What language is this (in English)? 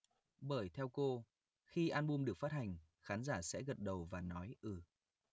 Vietnamese